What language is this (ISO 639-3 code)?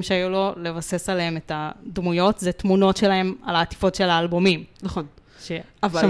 heb